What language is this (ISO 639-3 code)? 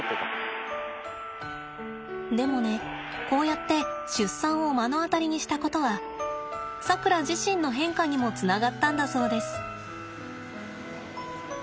jpn